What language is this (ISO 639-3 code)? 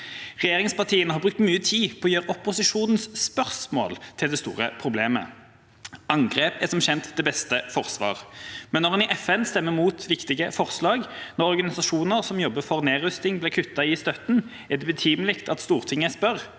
nor